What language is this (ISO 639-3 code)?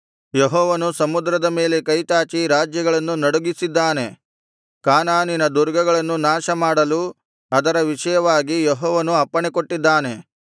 kan